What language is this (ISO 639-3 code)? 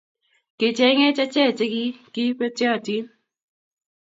kln